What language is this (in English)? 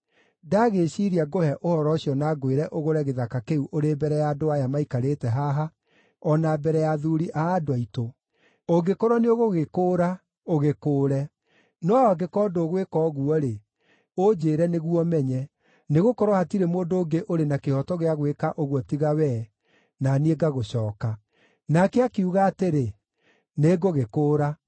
Kikuyu